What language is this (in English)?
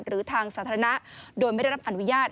Thai